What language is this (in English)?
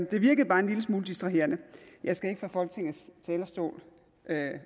Danish